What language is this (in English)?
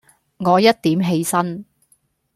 Cantonese